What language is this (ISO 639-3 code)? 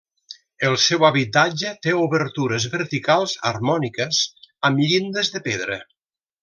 cat